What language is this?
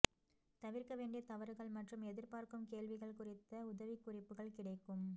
Tamil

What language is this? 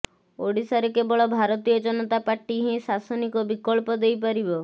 Odia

